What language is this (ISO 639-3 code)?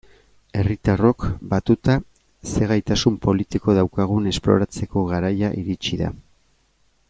eus